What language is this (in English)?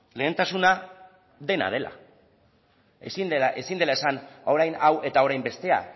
Basque